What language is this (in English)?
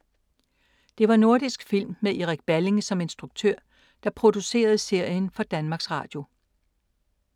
Danish